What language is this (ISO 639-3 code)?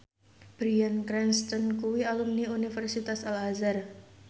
jav